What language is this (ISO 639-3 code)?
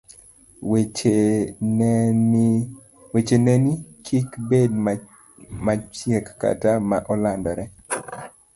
luo